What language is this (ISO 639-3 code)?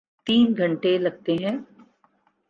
urd